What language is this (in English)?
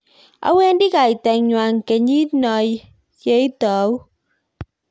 Kalenjin